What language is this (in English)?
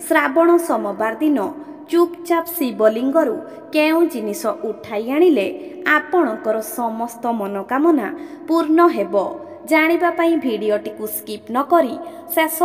Bangla